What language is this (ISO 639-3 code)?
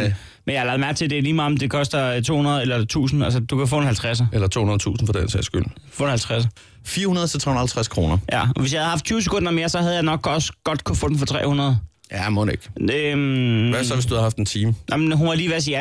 dan